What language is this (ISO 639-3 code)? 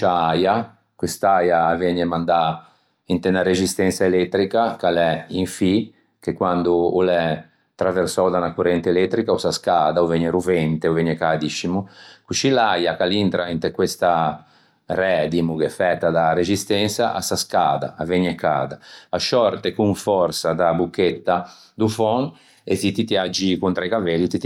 lij